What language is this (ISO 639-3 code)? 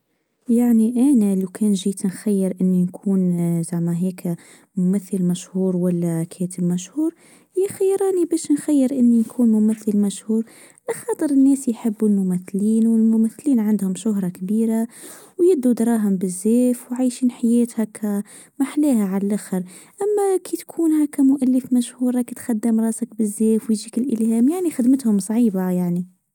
aeb